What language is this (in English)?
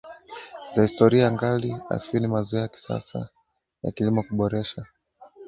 Swahili